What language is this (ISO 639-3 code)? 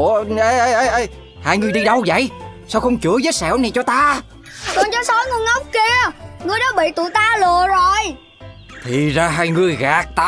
vie